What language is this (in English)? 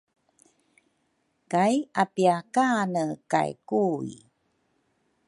Rukai